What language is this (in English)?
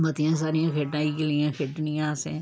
Dogri